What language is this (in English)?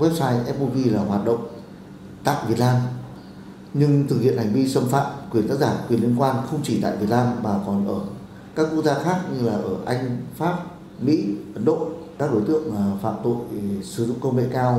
Vietnamese